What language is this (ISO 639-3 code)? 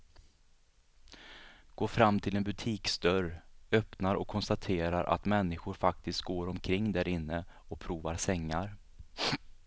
swe